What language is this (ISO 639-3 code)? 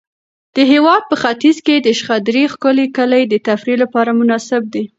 pus